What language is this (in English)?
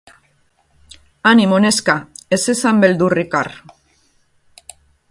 Basque